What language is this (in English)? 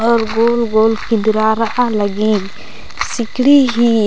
Kurukh